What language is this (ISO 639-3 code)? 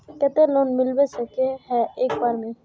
mag